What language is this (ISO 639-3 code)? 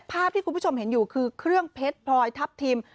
tha